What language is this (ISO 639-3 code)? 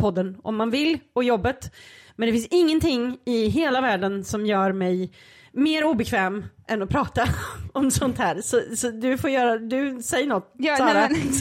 swe